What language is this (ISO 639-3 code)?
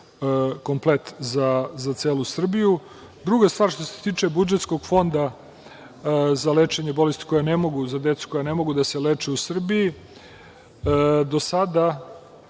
srp